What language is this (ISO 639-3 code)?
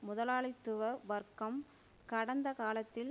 tam